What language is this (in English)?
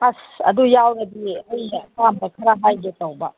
Manipuri